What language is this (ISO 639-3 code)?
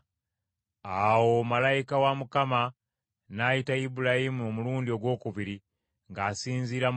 lug